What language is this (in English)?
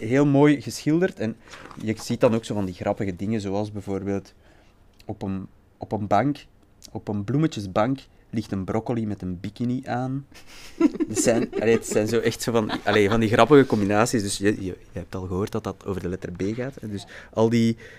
Dutch